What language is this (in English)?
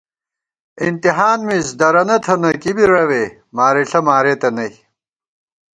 Gawar-Bati